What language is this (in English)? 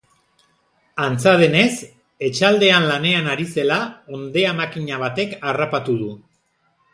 Basque